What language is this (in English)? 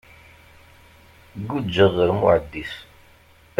Kabyle